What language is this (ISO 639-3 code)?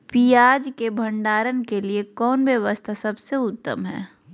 mag